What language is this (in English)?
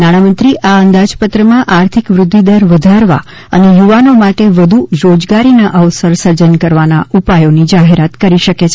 Gujarati